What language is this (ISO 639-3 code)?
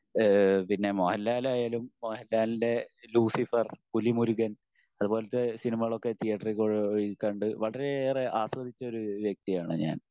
mal